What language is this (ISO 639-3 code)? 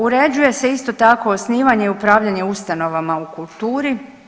hrv